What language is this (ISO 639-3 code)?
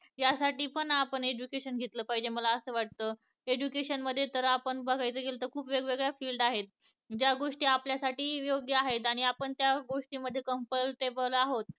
mar